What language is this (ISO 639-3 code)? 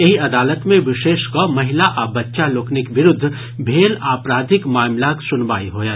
mai